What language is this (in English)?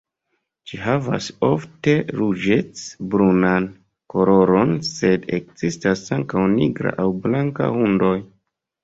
Esperanto